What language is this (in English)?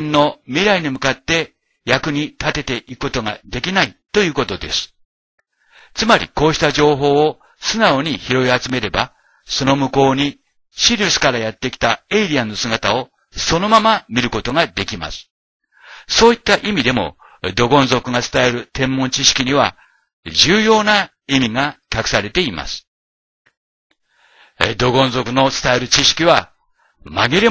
Japanese